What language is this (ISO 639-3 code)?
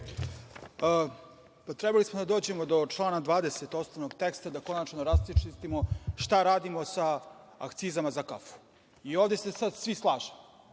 srp